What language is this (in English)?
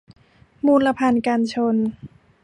Thai